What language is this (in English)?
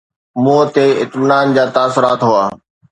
Sindhi